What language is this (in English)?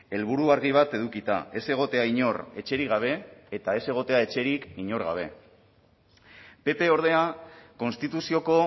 Basque